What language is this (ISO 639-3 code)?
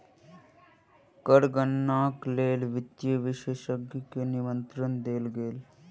mai